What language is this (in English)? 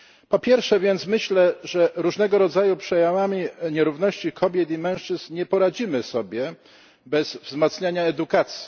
Polish